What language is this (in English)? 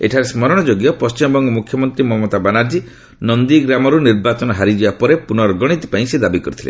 Odia